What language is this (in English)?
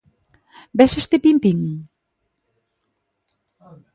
Galician